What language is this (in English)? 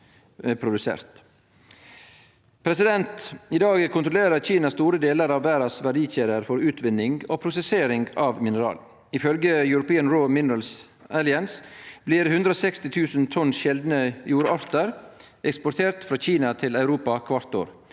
Norwegian